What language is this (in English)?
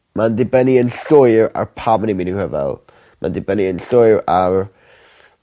Welsh